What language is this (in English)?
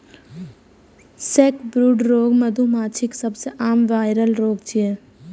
Maithili